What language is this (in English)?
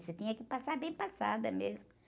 Portuguese